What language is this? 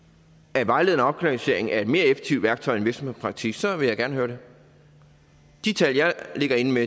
Danish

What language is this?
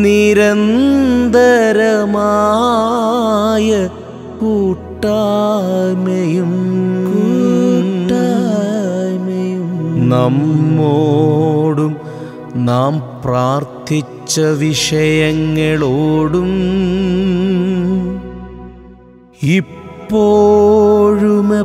Hindi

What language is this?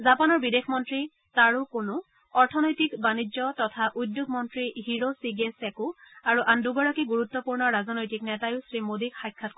Assamese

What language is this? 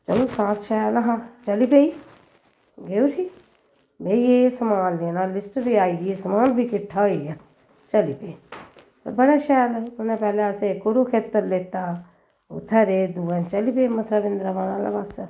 Dogri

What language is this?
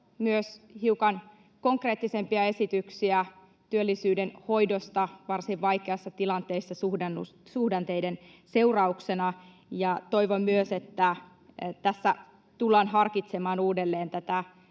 Finnish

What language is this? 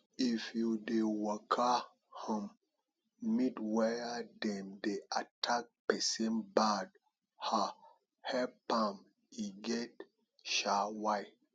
Nigerian Pidgin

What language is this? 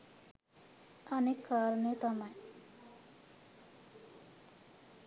Sinhala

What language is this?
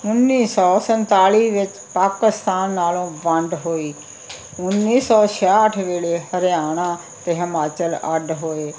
Punjabi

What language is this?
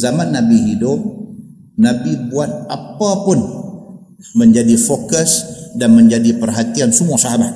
Malay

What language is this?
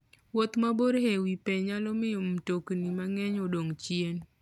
Luo (Kenya and Tanzania)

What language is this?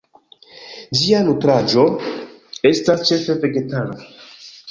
Esperanto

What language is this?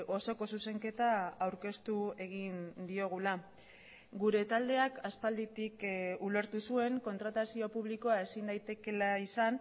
Basque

